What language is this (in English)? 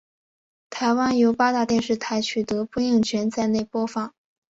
Chinese